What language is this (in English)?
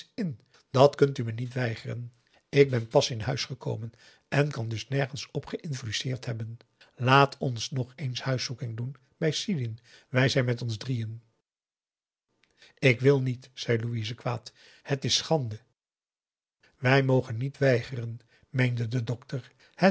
Dutch